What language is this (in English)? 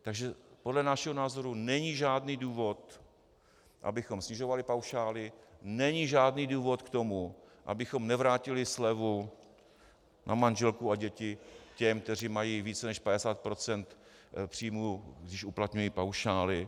Czech